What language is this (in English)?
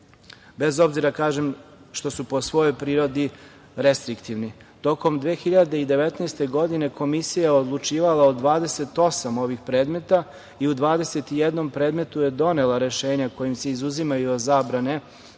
Serbian